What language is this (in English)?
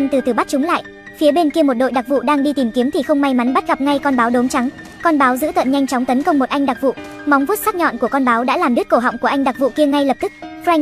Vietnamese